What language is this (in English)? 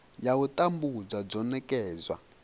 Venda